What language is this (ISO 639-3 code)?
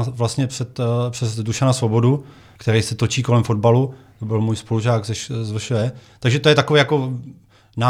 ces